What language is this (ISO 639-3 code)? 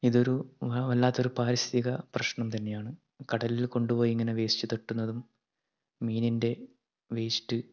mal